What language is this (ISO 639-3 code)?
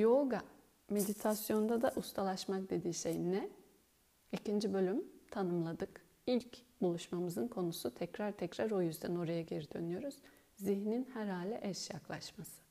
tur